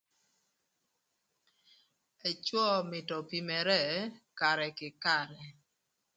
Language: Thur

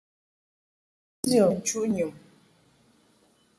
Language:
Mungaka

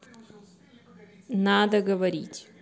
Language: Russian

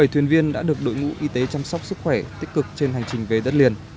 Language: Vietnamese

